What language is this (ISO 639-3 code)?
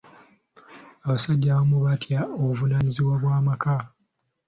lug